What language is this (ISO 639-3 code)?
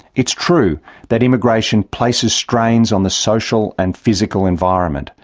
eng